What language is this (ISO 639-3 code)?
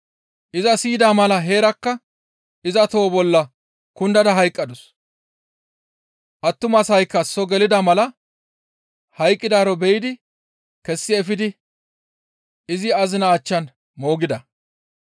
gmv